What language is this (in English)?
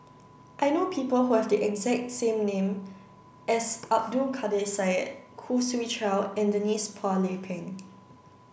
English